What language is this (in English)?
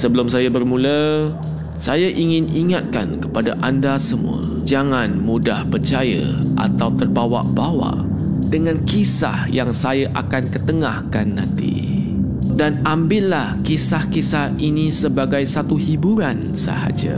Malay